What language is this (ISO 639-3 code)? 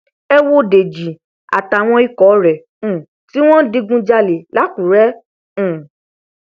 yor